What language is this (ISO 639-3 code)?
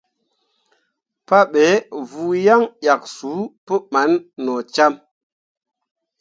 mua